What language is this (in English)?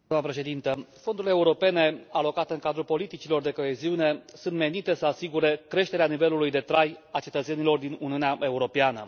Romanian